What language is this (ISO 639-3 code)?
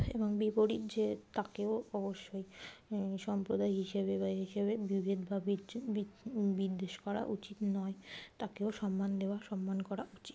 ben